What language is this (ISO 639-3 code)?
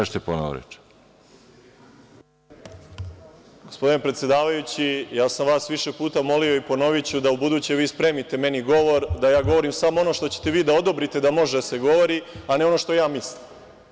srp